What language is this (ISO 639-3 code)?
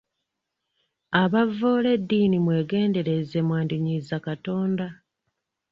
lug